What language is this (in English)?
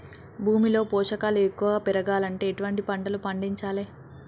Telugu